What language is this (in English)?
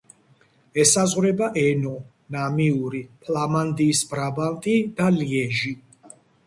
Georgian